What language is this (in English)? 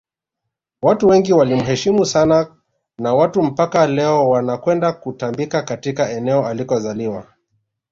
Swahili